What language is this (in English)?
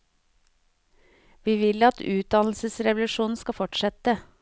Norwegian